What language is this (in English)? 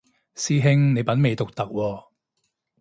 Cantonese